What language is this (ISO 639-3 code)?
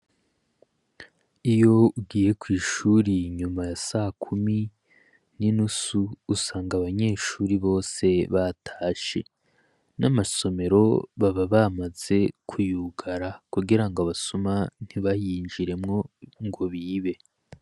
run